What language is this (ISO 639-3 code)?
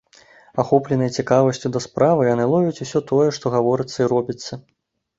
bel